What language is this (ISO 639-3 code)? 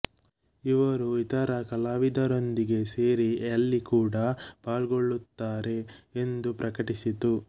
kan